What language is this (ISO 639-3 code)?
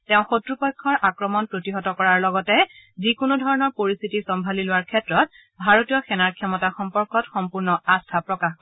asm